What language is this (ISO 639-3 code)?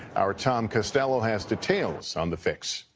eng